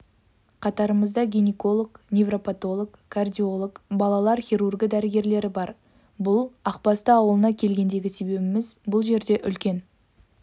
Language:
Kazakh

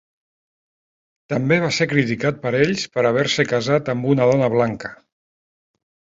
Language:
Catalan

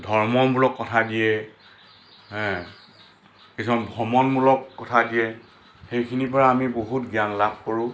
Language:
Assamese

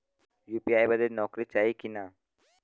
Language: Bhojpuri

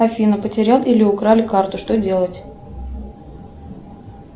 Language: Russian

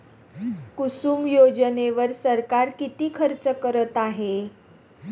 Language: Marathi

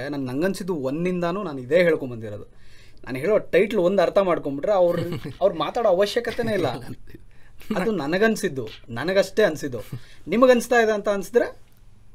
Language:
Kannada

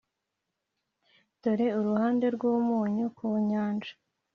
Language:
Kinyarwanda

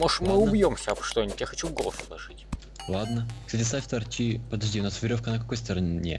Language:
Russian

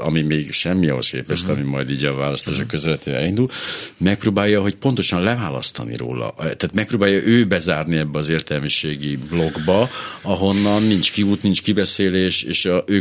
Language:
Hungarian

